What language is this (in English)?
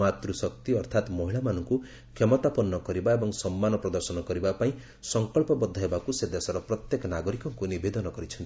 Odia